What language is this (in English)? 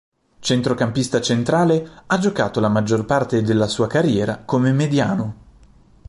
Italian